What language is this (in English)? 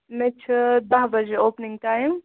Kashmiri